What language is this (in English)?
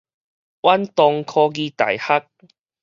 Min Nan Chinese